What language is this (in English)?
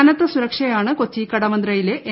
Malayalam